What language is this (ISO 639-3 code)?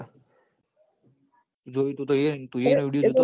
guj